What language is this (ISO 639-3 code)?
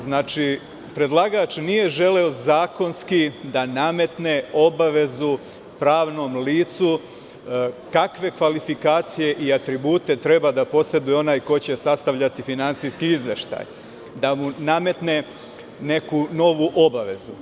srp